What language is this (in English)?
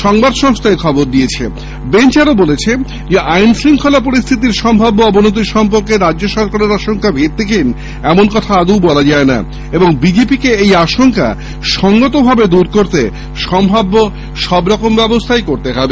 Bangla